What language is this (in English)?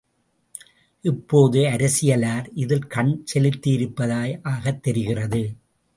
Tamil